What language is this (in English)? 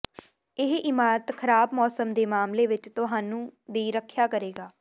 Punjabi